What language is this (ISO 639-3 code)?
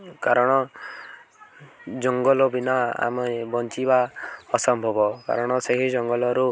ori